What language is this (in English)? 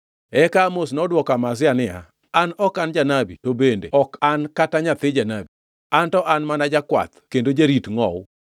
Luo (Kenya and Tanzania)